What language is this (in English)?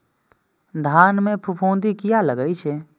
Maithili